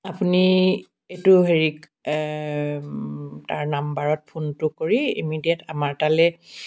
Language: Assamese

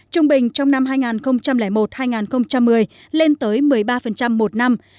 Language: Vietnamese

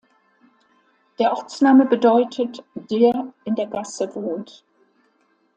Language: German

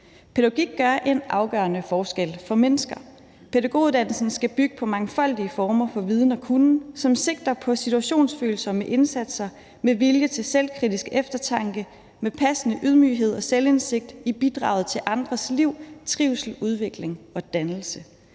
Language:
Danish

